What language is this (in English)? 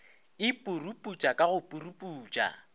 Northern Sotho